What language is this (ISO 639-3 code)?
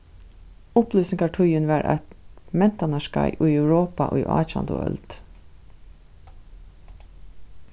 fao